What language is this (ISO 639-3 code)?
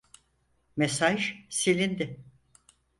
tur